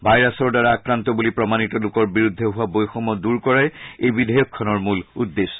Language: Assamese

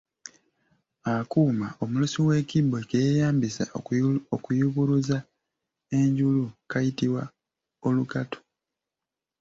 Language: Ganda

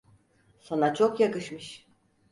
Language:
Turkish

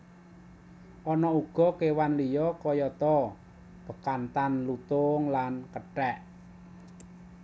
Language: Javanese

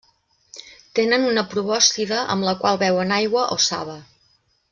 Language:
Catalan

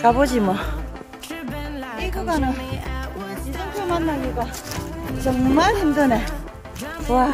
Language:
Korean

